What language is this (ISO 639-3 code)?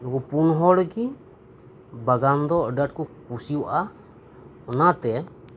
sat